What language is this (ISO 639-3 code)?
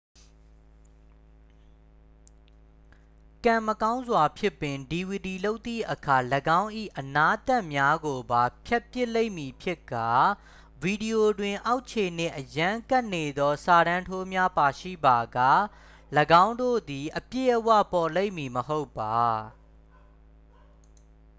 mya